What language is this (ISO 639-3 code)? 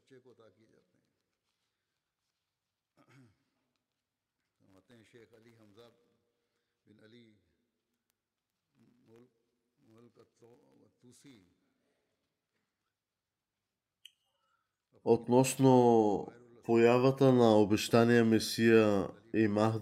bul